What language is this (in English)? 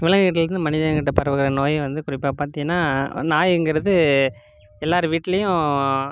Tamil